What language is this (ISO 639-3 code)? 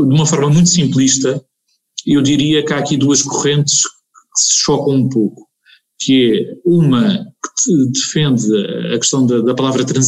por